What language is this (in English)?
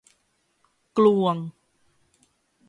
Thai